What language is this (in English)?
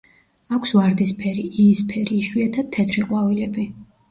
Georgian